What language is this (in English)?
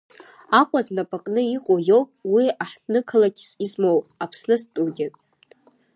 Abkhazian